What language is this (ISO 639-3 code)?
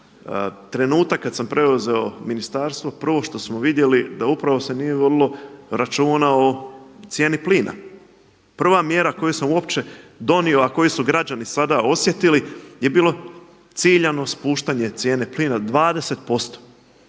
hrv